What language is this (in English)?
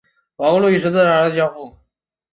Chinese